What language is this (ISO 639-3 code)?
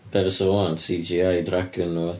cym